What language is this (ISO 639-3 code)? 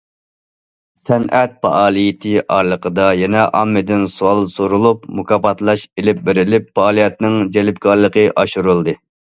uig